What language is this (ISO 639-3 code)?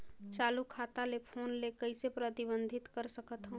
hne